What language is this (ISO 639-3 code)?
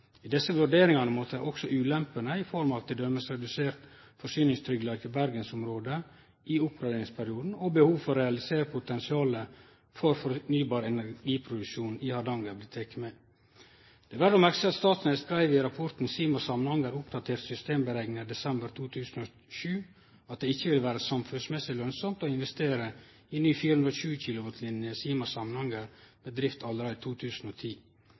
nno